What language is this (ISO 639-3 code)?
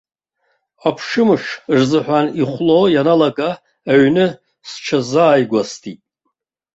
abk